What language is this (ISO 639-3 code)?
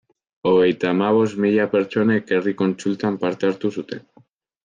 eus